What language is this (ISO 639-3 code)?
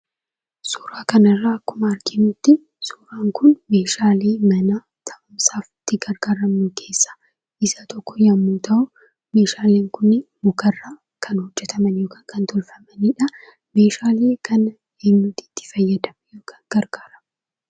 orm